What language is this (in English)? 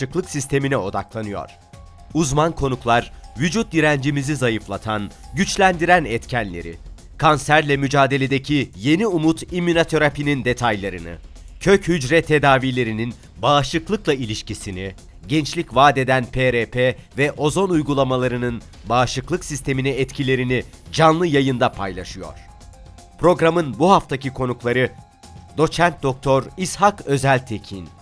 Turkish